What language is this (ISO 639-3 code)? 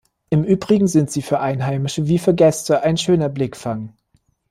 deu